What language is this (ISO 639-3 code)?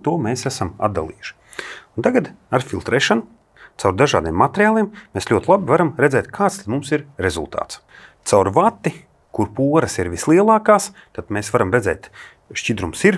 lav